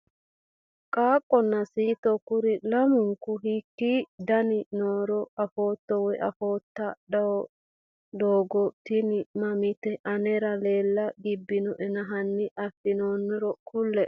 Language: Sidamo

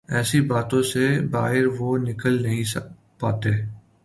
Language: Urdu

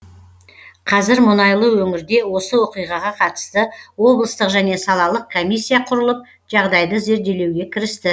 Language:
Kazakh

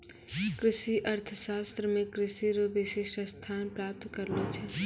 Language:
Maithili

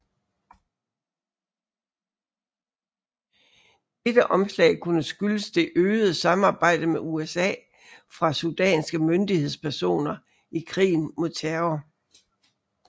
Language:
Danish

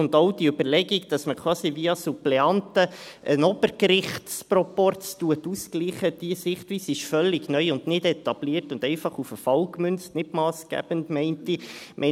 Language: Swiss German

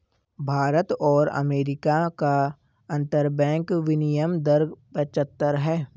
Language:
Hindi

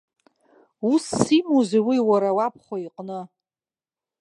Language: Abkhazian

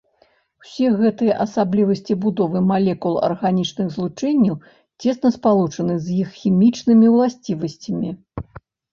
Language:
Belarusian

